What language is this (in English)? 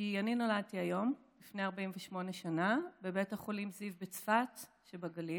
Hebrew